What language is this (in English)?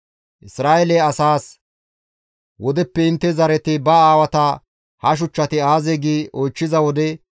Gamo